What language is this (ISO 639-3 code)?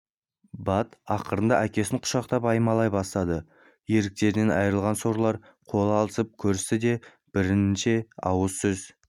kaz